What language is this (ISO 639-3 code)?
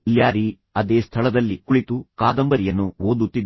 kan